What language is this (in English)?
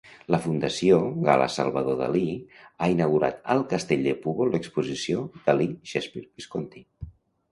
Catalan